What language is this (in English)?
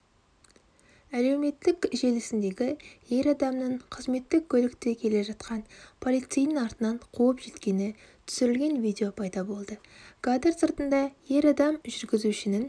Kazakh